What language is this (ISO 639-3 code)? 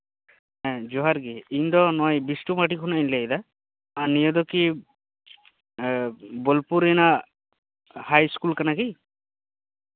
sat